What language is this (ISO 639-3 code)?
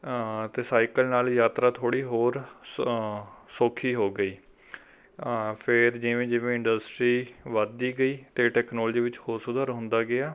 pan